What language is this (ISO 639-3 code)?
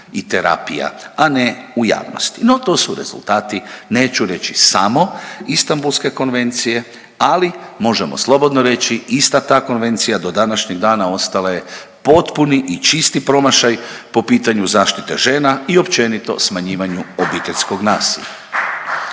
hrv